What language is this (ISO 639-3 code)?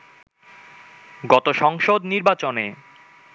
ben